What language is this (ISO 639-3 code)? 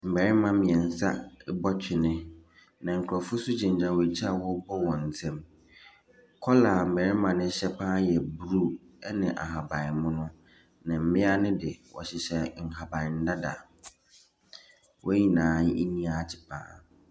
aka